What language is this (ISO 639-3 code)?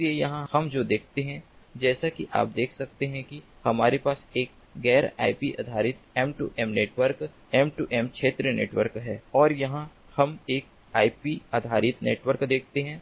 hin